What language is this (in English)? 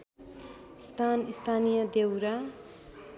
Nepali